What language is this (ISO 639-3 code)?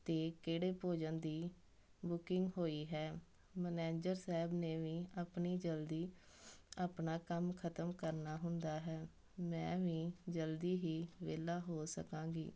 pan